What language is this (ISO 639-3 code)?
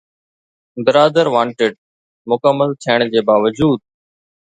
snd